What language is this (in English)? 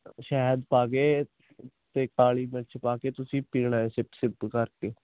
Punjabi